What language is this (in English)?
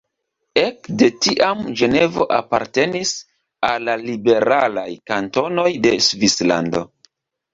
Esperanto